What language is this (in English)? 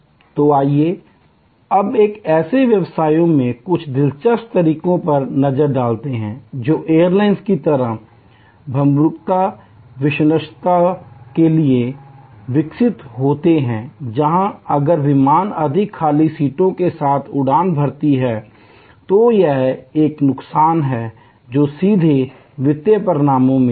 Hindi